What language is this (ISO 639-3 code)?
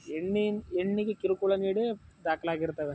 kan